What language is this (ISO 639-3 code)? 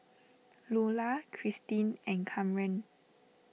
eng